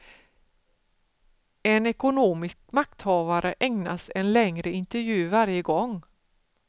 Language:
Swedish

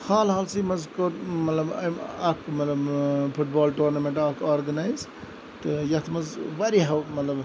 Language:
Kashmiri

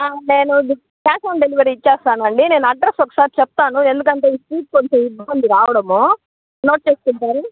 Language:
Telugu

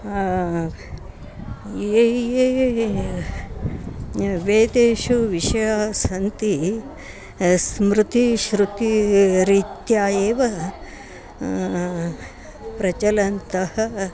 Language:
Sanskrit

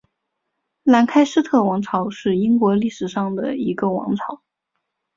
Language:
Chinese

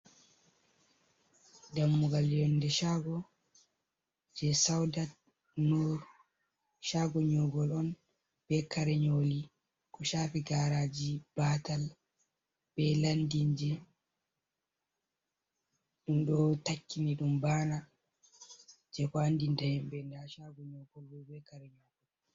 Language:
Fula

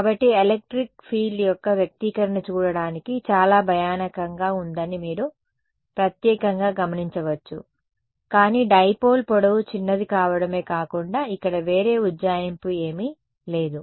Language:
Telugu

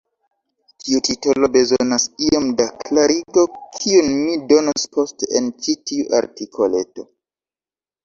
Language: Esperanto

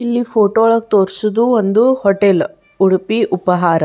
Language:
Kannada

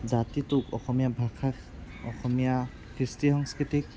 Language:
Assamese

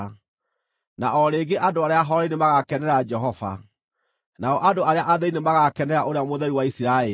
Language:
Kikuyu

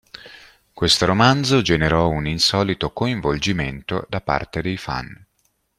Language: Italian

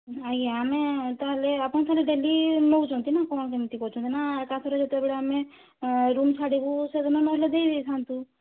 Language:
Odia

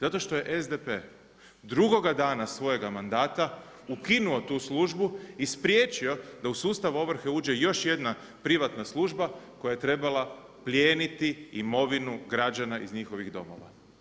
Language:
Croatian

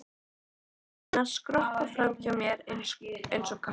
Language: Icelandic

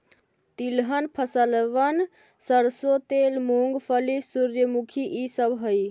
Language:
Magahi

